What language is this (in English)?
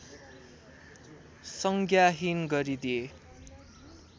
Nepali